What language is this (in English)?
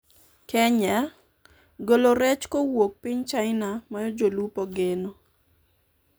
Luo (Kenya and Tanzania)